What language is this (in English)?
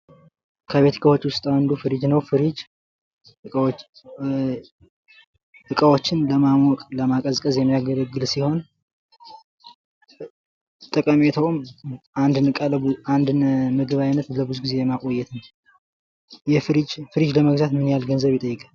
Amharic